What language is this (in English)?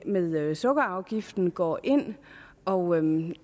Danish